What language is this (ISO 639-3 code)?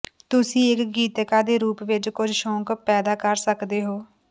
pan